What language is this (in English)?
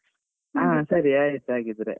Kannada